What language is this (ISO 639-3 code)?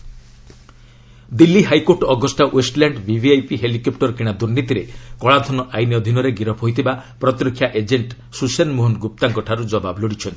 ori